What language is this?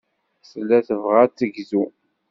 Kabyle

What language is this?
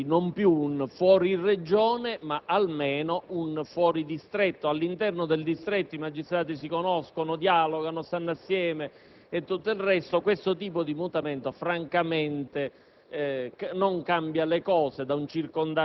Italian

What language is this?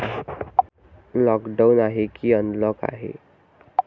Marathi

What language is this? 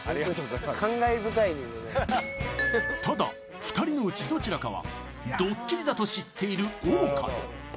Japanese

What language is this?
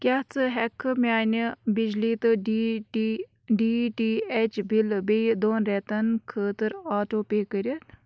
Kashmiri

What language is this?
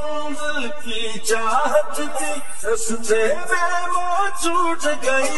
Arabic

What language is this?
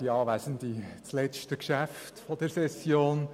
Swiss German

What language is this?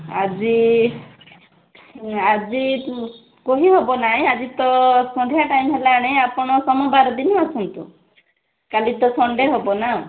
Odia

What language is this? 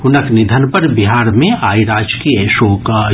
Maithili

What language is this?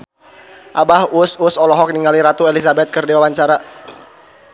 Sundanese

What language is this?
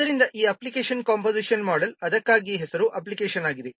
Kannada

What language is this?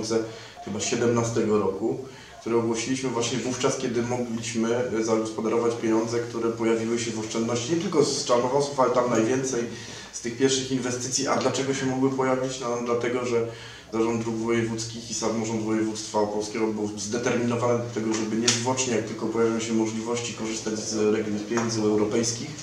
Polish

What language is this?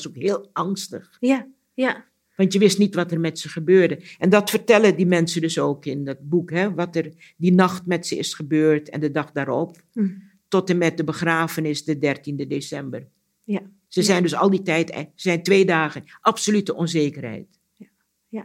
Dutch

